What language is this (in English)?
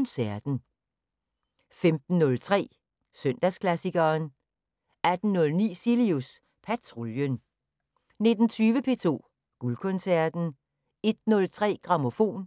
Danish